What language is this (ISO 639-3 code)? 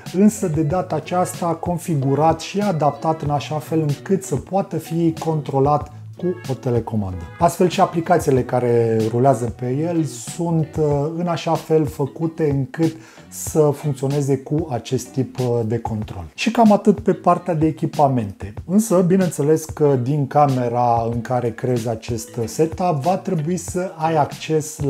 ron